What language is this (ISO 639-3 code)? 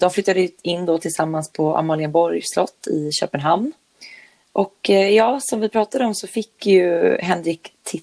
swe